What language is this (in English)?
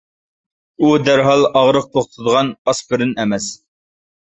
Uyghur